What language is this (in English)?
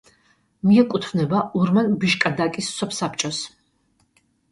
Georgian